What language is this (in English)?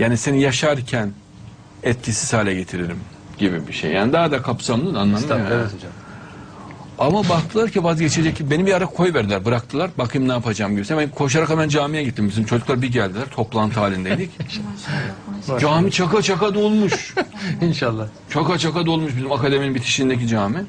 Turkish